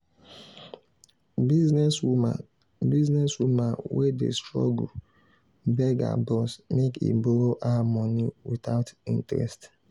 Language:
Nigerian Pidgin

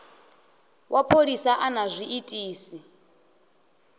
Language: Venda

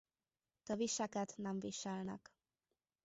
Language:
Hungarian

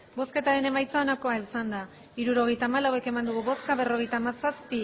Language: Basque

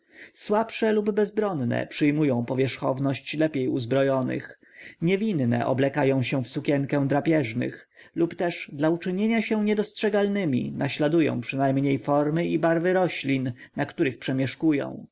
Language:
Polish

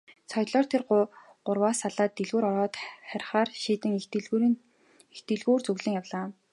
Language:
Mongolian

